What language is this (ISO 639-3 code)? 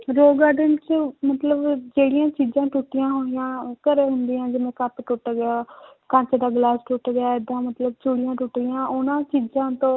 pan